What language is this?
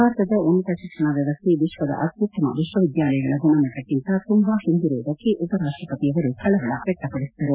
Kannada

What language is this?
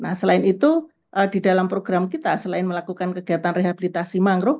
Indonesian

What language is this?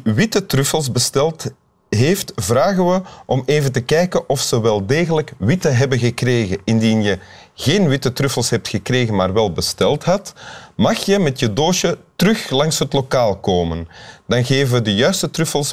Dutch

